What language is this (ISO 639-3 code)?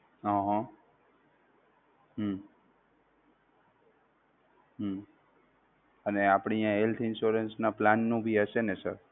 guj